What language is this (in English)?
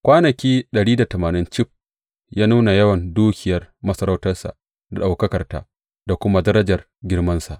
Hausa